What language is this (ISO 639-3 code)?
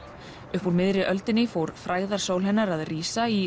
isl